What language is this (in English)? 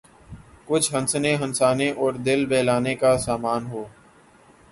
Urdu